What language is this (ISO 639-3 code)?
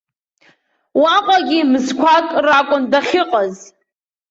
abk